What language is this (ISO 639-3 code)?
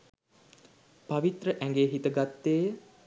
sin